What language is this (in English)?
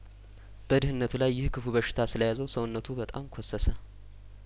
Amharic